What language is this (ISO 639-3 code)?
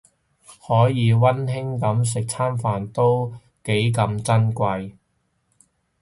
yue